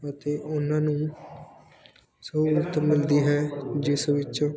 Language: Punjabi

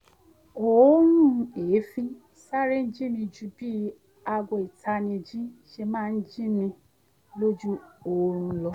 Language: Yoruba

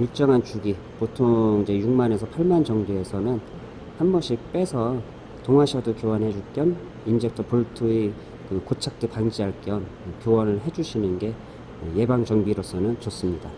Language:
Korean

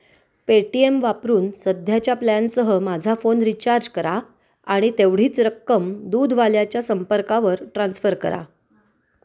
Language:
Marathi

